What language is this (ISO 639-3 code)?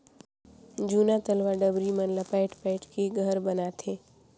hne